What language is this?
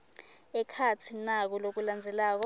Swati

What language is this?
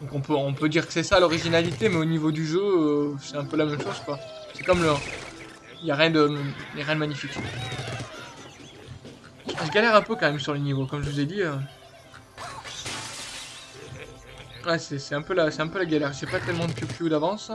French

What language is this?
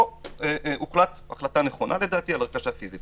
Hebrew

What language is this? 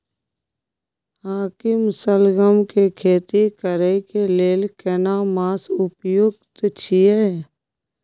Maithili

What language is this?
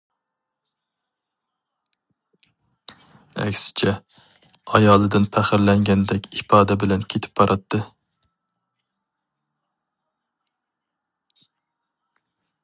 Uyghur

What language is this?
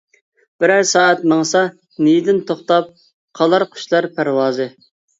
Uyghur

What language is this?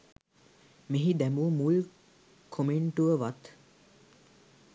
Sinhala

